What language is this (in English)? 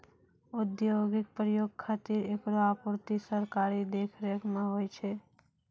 Maithili